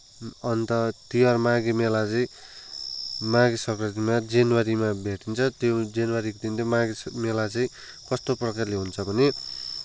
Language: Nepali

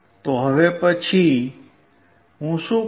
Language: Gujarati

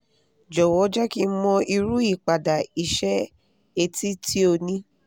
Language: Yoruba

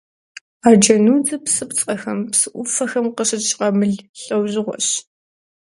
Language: Kabardian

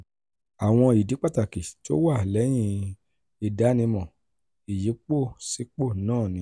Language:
Yoruba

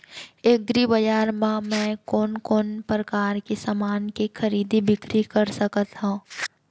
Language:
Chhattisgarhi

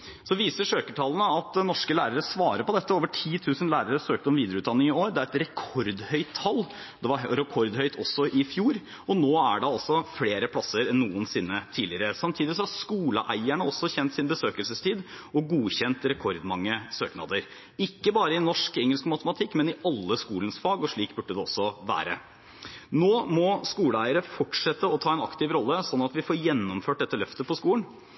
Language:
Norwegian Bokmål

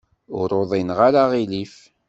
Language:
Kabyle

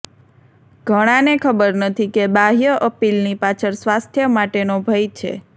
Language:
Gujarati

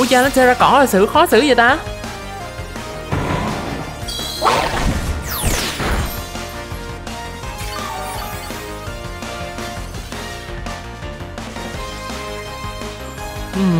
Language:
Vietnamese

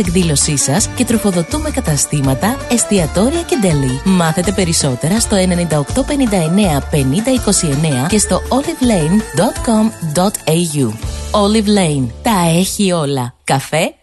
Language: Greek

